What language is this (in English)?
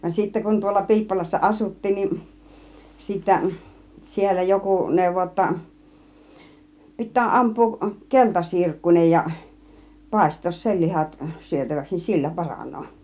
Finnish